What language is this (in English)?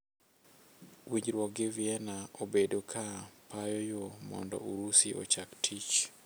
Luo (Kenya and Tanzania)